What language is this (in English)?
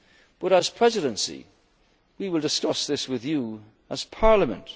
English